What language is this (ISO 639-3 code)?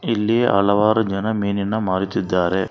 kan